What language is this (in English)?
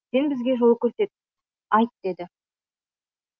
Kazakh